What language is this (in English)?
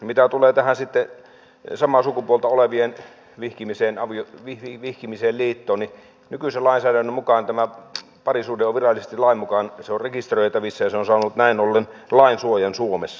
Finnish